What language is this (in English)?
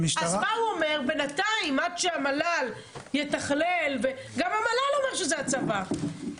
Hebrew